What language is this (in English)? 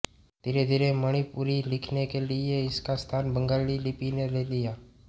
Hindi